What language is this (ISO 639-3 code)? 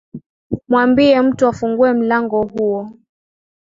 swa